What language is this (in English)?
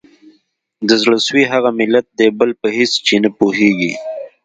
Pashto